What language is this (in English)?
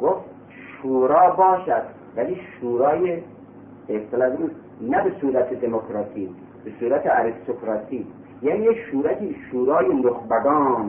Persian